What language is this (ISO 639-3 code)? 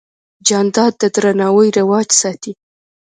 pus